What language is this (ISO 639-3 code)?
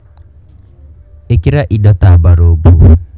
kik